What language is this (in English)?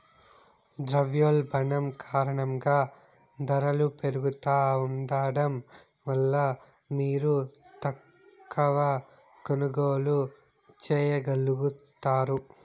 Telugu